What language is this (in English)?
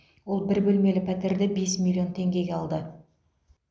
Kazakh